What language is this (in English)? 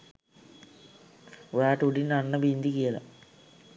Sinhala